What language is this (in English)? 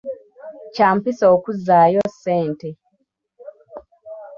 Ganda